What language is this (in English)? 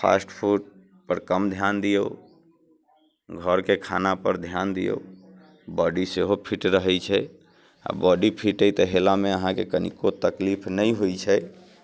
Maithili